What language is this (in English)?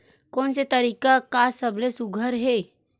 Chhattisgarhi